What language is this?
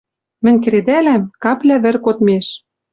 Western Mari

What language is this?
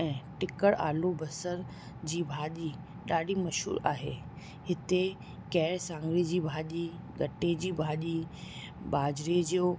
Sindhi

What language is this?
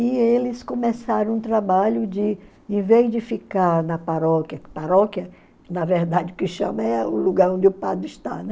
Portuguese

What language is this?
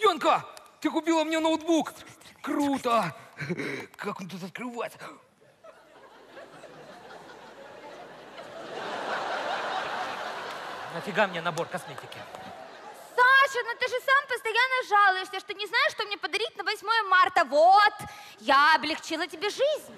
Russian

